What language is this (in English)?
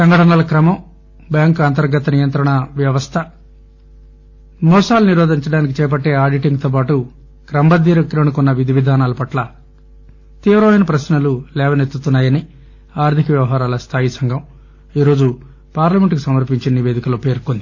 Telugu